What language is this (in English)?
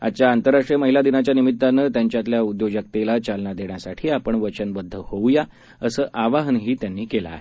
Marathi